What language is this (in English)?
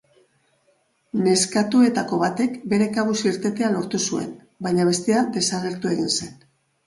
Basque